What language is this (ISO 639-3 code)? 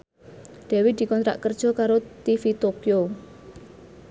jav